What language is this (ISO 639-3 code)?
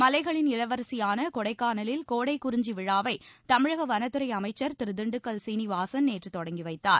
tam